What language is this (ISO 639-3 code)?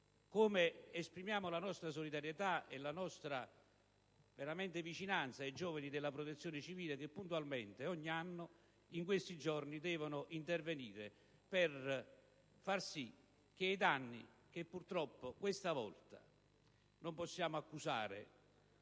ita